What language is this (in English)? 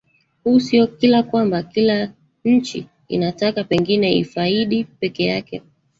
Swahili